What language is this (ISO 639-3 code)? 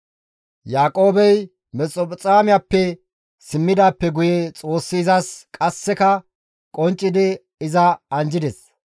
gmv